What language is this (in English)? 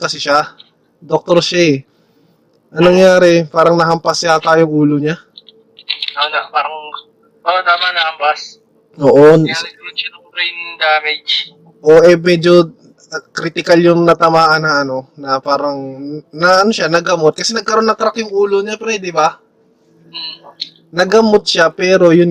Filipino